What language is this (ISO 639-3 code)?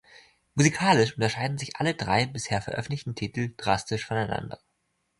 deu